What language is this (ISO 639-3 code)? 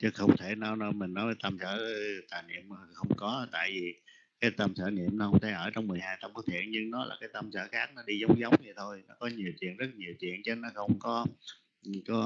vie